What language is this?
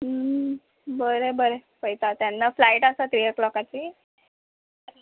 Konkani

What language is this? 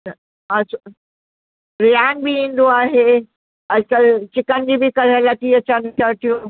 Sindhi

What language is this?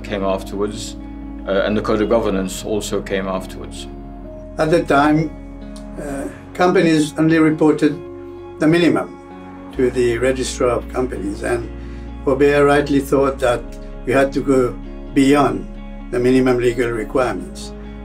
English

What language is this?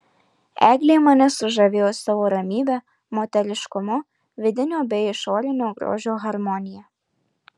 Lithuanian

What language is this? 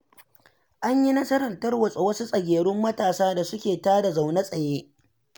Hausa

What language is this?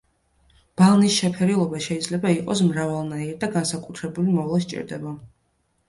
Georgian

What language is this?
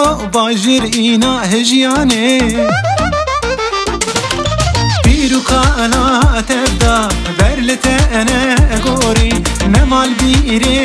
Romanian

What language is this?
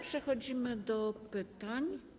Polish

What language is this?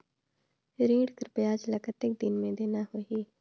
Chhattisgarhi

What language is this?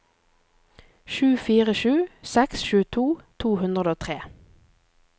Norwegian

